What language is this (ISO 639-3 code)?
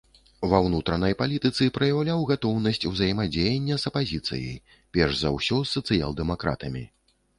bel